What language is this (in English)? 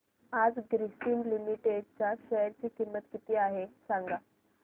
Marathi